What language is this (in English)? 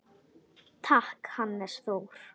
Icelandic